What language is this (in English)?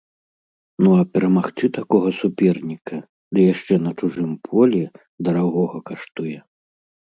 Belarusian